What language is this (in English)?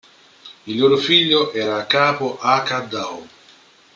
Italian